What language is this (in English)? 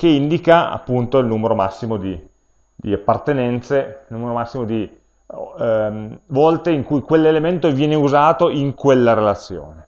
Italian